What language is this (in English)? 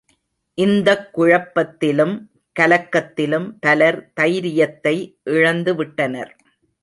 Tamil